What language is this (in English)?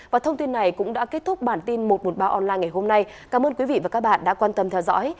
Vietnamese